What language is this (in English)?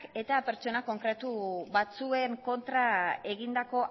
Basque